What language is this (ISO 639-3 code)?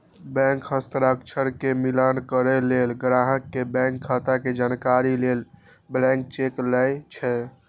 mai